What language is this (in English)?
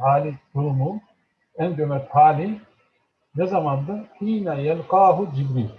Turkish